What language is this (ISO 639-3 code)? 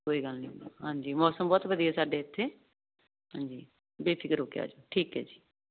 pan